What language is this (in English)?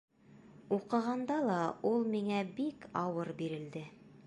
Bashkir